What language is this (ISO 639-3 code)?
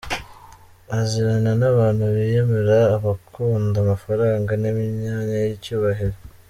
kin